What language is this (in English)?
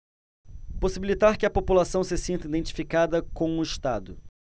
Portuguese